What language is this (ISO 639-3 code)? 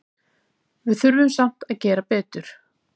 isl